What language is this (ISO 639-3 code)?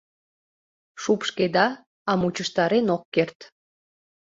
chm